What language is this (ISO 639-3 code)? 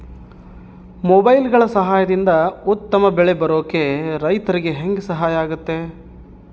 kan